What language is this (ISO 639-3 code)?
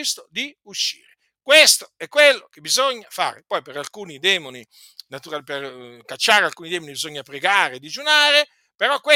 ita